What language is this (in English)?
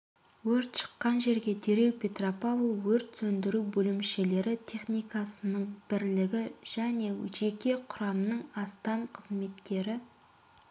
Kazakh